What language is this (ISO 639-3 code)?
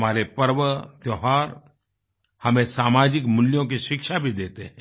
hin